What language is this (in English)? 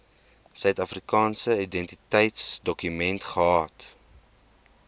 Afrikaans